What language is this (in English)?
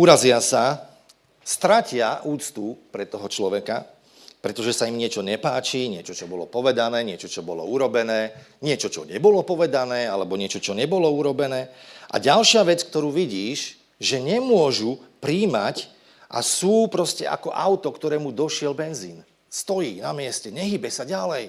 Slovak